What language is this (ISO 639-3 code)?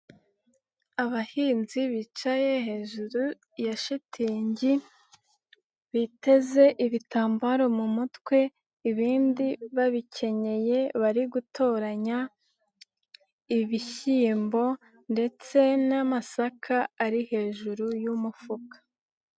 kin